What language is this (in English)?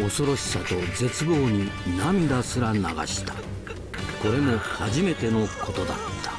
Japanese